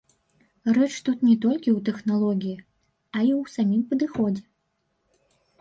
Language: Belarusian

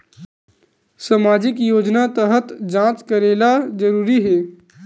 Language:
Chhattisgarhi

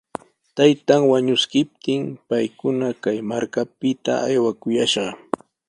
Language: Sihuas Ancash Quechua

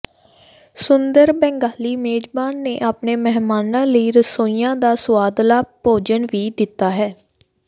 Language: Punjabi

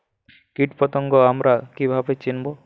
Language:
Bangla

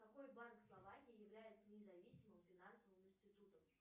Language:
Russian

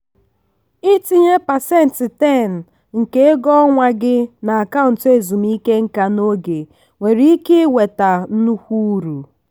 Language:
Igbo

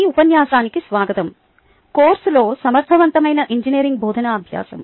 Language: Telugu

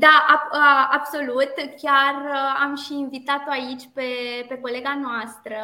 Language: Romanian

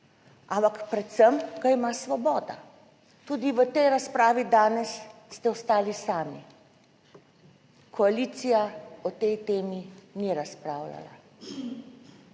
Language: Slovenian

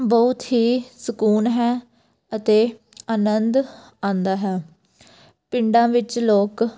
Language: Punjabi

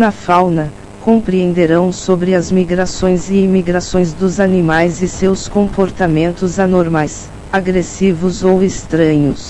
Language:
Portuguese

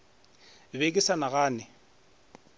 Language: Northern Sotho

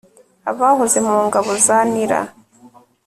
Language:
Kinyarwanda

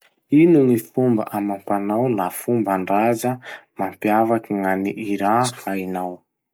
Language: Masikoro Malagasy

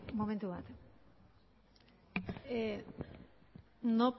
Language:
Basque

